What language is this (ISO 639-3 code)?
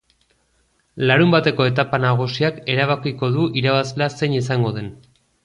eus